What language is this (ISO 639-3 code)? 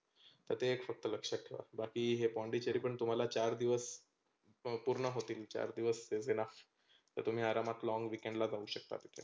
mar